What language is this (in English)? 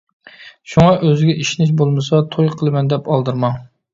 Uyghur